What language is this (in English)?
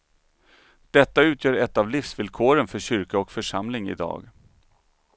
Swedish